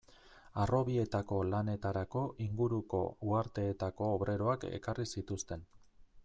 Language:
Basque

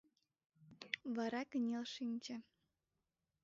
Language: Mari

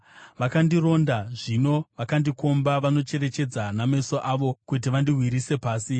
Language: Shona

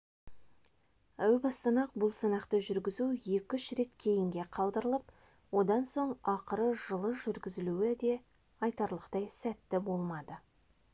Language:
Kazakh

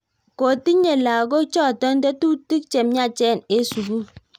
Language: Kalenjin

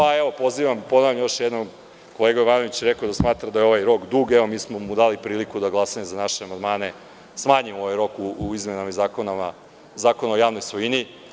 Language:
Serbian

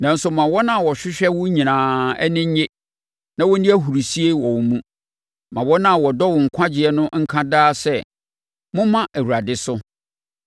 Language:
Akan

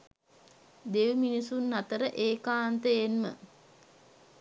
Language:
Sinhala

